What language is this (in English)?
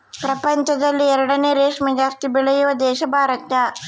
Kannada